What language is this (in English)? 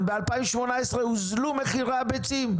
Hebrew